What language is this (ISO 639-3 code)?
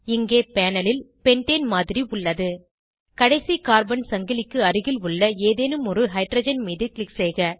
tam